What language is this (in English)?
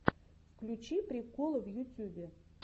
Russian